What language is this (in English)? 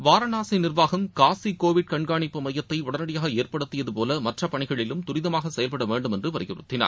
Tamil